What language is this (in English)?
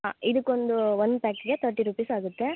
Kannada